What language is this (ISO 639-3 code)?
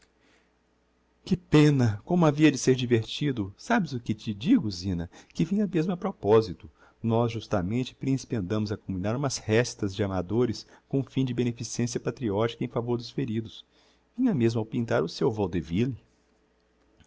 por